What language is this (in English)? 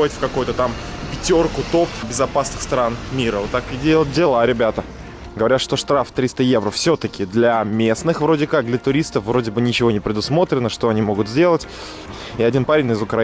Russian